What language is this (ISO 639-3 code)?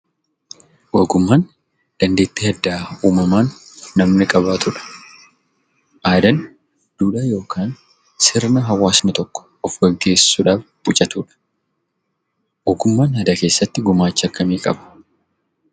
orm